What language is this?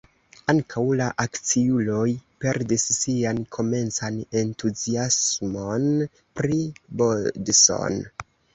Esperanto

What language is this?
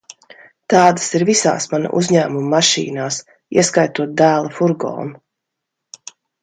Latvian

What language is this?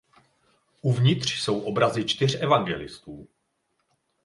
Czech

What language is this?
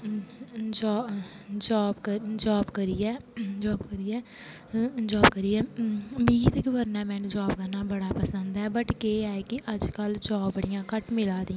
Dogri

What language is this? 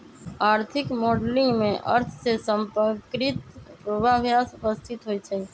Magahi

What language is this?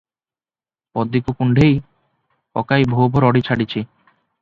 Odia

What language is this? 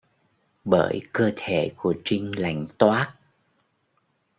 Vietnamese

